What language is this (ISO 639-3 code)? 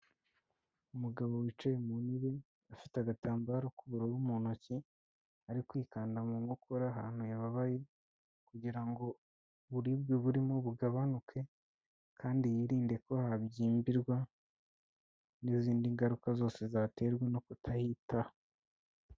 kin